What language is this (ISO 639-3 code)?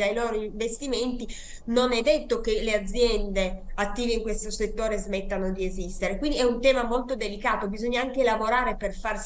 ita